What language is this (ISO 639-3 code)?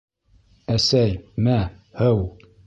bak